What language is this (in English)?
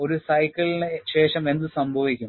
Malayalam